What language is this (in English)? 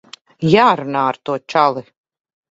Latvian